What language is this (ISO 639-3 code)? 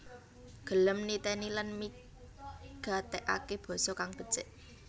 jav